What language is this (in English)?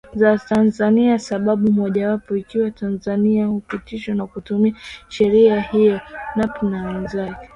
Swahili